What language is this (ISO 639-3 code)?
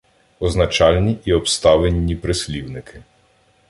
ukr